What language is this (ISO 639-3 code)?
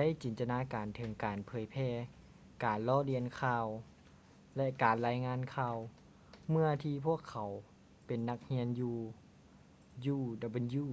lao